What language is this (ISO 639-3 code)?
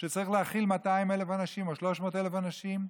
heb